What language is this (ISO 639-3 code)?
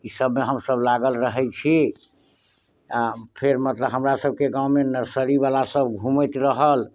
mai